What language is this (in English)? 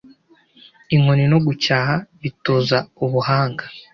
Kinyarwanda